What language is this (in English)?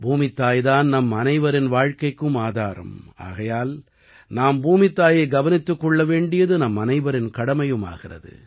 Tamil